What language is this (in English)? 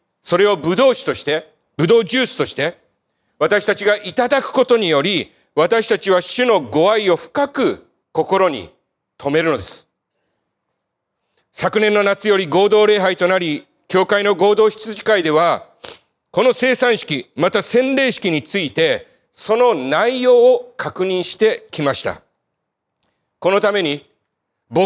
Japanese